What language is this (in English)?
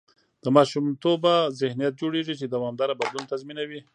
Pashto